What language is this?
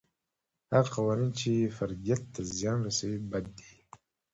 Pashto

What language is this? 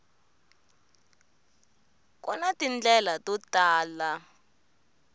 Tsonga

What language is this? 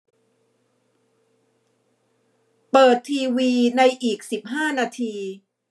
Thai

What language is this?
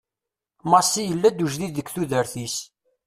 Kabyle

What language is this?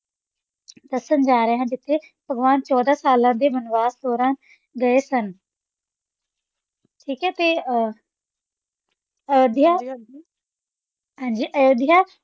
Punjabi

